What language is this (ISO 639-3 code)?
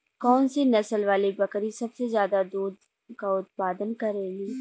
bho